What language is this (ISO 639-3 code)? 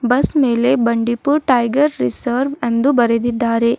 kan